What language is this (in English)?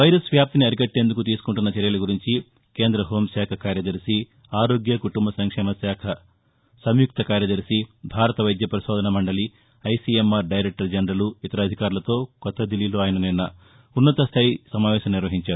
Telugu